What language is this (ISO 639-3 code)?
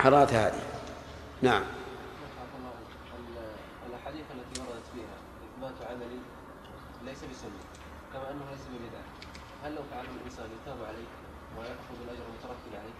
ara